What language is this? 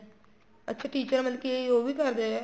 Punjabi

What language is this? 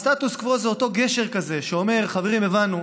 Hebrew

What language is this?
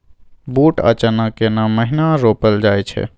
Maithili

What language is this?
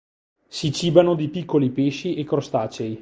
Italian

